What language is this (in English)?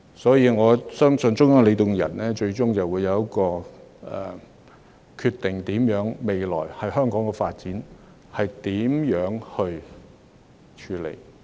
Cantonese